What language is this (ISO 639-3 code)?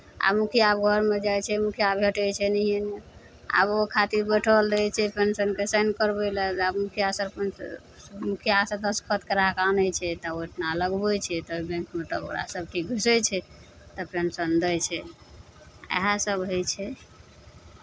mai